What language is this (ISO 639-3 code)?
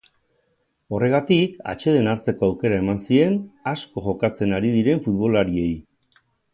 eus